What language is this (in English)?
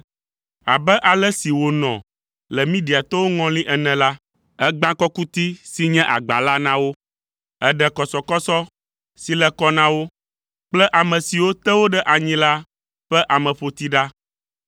Ewe